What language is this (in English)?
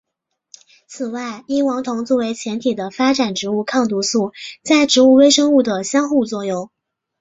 Chinese